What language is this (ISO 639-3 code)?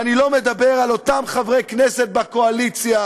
heb